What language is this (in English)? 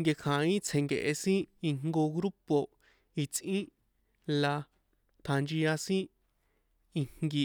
San Juan Atzingo Popoloca